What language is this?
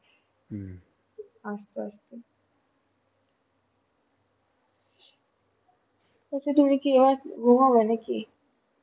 Bangla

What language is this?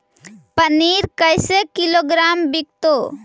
Magahi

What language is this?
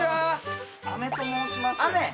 Japanese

